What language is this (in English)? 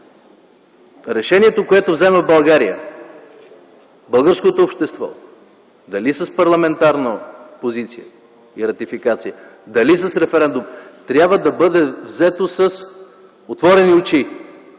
Bulgarian